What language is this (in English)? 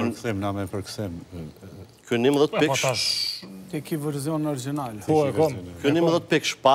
Romanian